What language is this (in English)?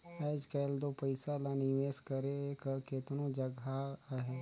Chhattisgarhi